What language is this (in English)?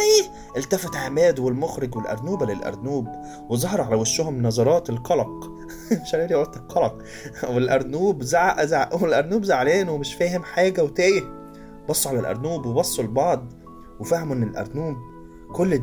Arabic